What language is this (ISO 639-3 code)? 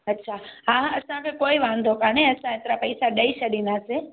snd